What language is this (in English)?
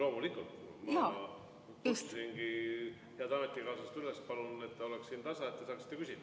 Estonian